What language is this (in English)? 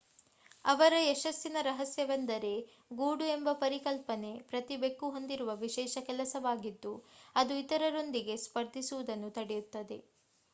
Kannada